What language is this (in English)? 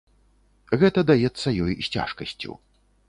Belarusian